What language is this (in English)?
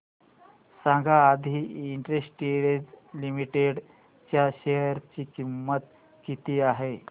Marathi